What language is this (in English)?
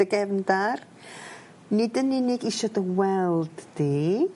Welsh